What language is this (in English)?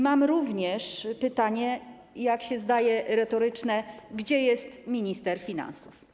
Polish